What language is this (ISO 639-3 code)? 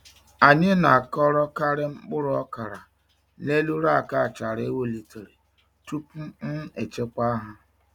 ibo